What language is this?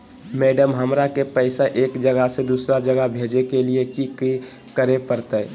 Magahi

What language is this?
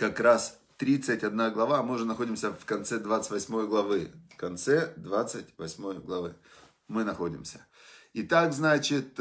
Russian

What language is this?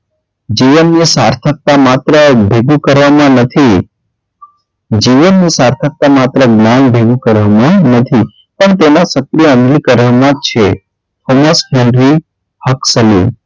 Gujarati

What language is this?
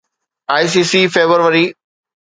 Sindhi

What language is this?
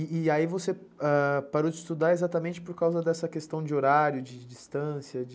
Portuguese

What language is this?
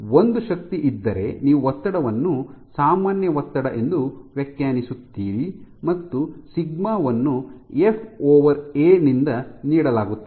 Kannada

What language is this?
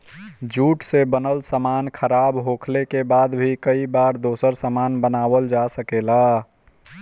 Bhojpuri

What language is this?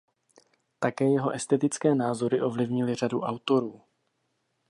Czech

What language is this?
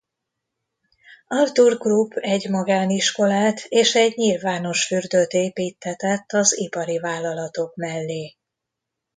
Hungarian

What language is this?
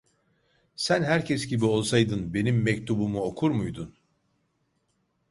Turkish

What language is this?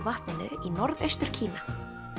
Icelandic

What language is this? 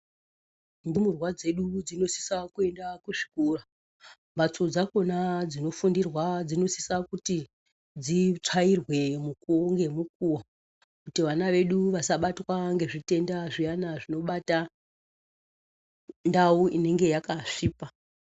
Ndau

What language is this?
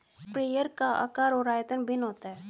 Hindi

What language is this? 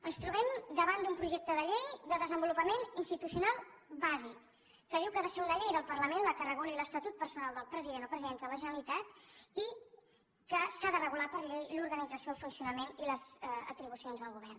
Catalan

